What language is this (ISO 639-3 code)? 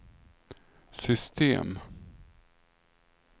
swe